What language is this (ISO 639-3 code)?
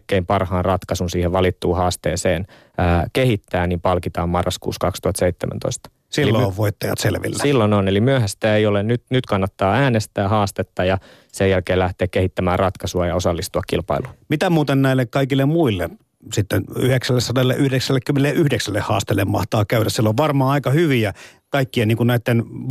fin